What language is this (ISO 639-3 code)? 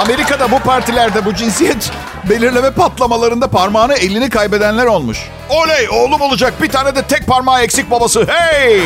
tur